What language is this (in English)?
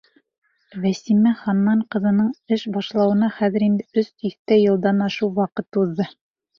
Bashkir